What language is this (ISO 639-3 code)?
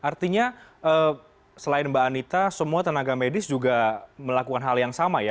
ind